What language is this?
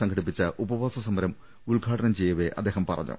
Malayalam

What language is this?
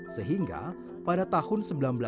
Indonesian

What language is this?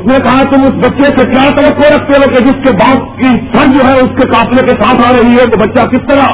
Urdu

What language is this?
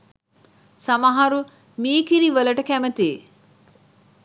Sinhala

